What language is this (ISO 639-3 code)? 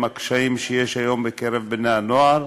heb